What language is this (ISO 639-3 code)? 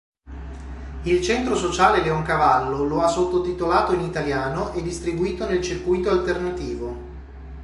ita